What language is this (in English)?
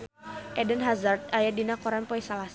Sundanese